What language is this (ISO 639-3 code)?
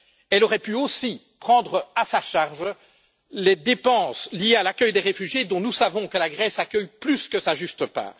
fra